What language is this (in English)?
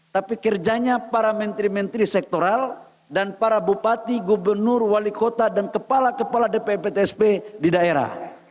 Indonesian